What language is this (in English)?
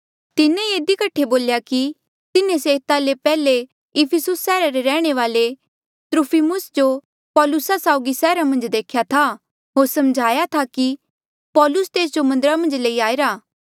Mandeali